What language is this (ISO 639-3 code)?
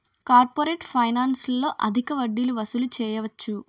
tel